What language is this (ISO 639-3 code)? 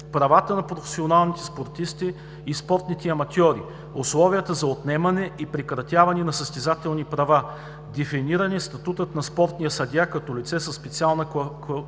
bul